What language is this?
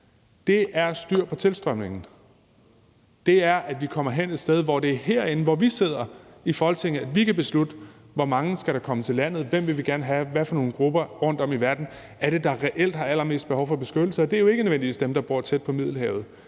Danish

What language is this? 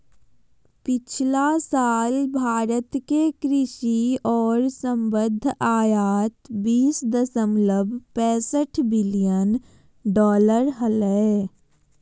Magahi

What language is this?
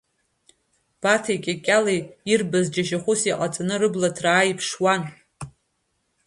Abkhazian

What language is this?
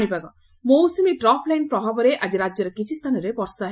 Odia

